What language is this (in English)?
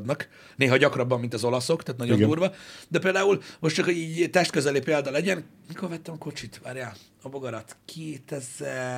Hungarian